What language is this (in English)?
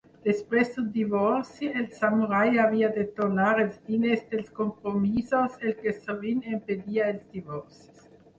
Catalan